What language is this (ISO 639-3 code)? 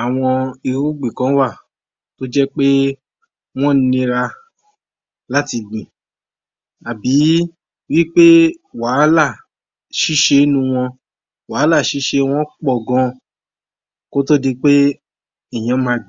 yor